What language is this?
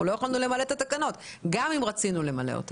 Hebrew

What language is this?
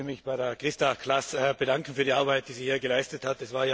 German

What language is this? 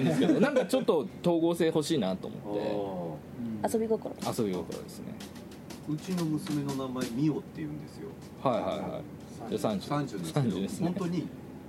Japanese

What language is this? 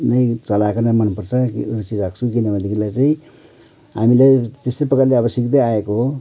Nepali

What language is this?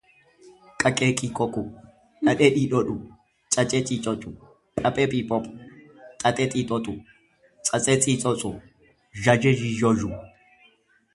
Oromo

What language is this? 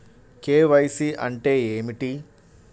Telugu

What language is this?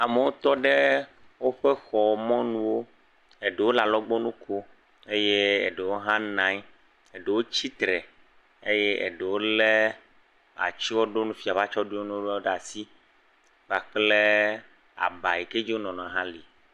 Ewe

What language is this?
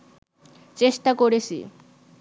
Bangla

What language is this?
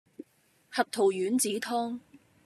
Cantonese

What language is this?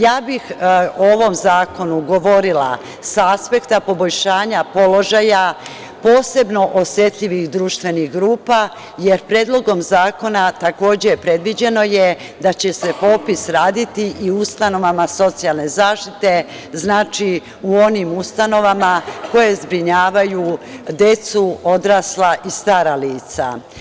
Serbian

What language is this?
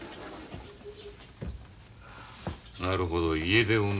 Japanese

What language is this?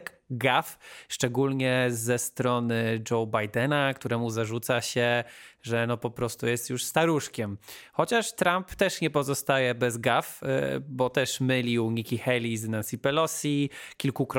Polish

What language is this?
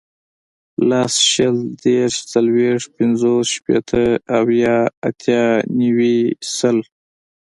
Pashto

